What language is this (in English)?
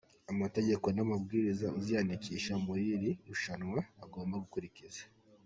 Kinyarwanda